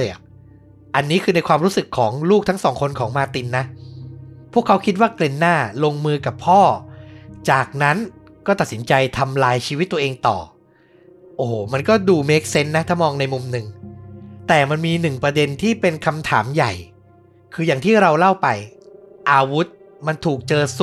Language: Thai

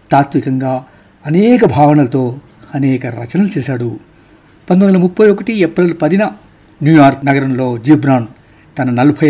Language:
Telugu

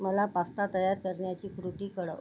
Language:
Marathi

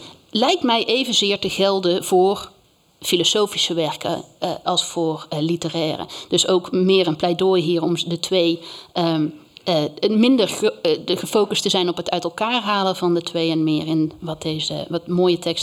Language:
Dutch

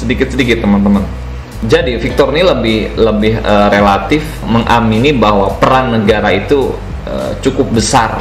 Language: Indonesian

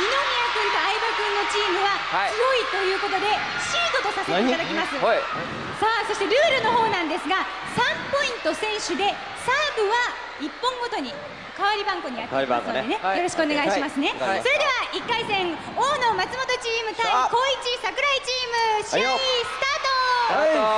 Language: Japanese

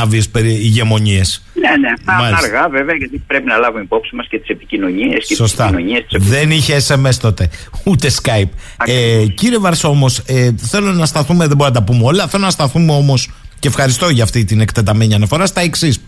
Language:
Greek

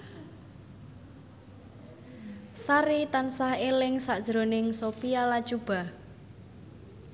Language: Javanese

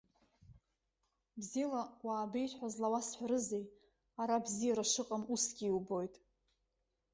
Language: Abkhazian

